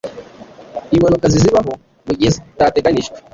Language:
Kinyarwanda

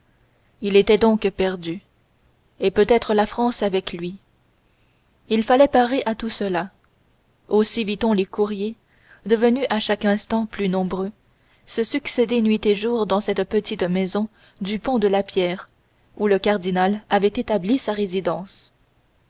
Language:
French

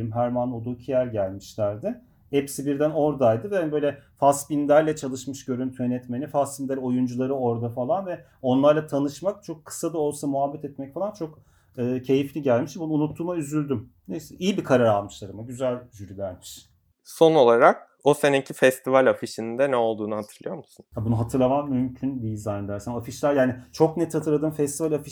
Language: Turkish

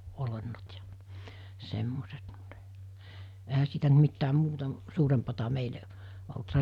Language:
Finnish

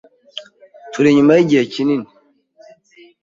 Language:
Kinyarwanda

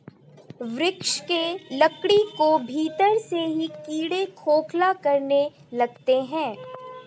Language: Hindi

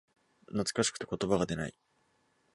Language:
Japanese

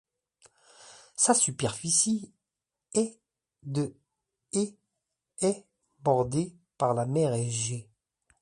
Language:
French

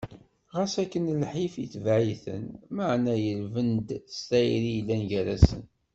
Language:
Kabyle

